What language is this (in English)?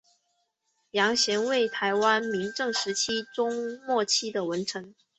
Chinese